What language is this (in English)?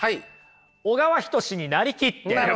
Japanese